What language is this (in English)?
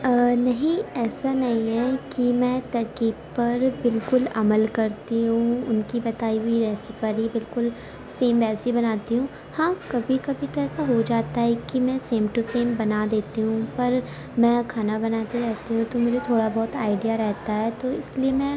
Urdu